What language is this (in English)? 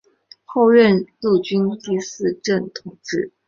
Chinese